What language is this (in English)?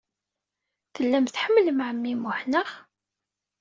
Kabyle